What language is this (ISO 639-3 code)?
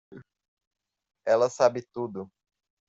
por